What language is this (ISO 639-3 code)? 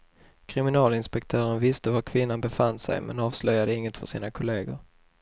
swe